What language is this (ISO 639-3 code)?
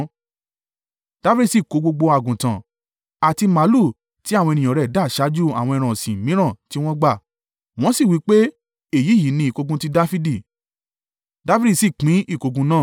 yor